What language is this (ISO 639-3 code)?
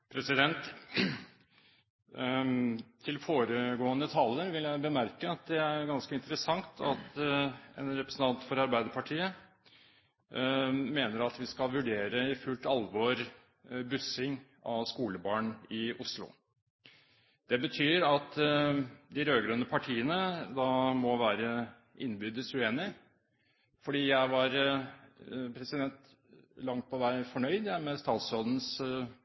nob